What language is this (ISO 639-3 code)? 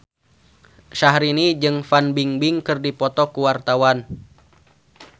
sun